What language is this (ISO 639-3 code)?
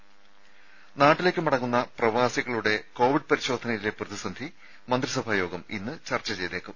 mal